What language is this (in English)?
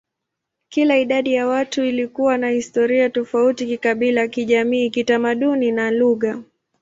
Swahili